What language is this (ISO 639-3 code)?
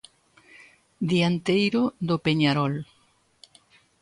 glg